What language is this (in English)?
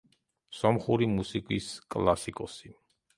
Georgian